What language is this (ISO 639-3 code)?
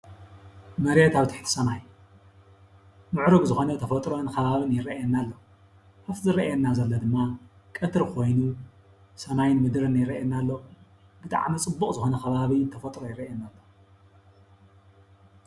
tir